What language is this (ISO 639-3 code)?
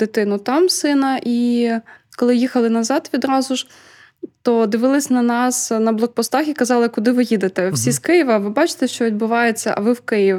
ukr